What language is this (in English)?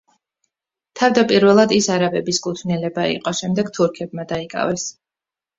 Georgian